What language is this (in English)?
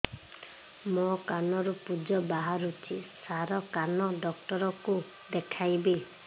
Odia